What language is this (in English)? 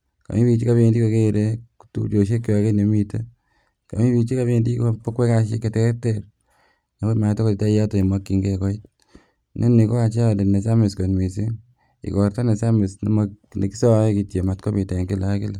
Kalenjin